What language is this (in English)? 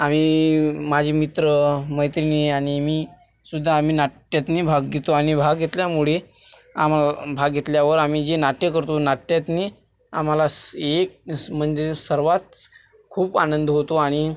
Marathi